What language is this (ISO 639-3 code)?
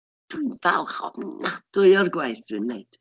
cym